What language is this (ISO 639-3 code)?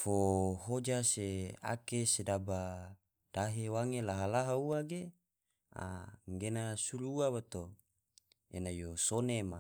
tvo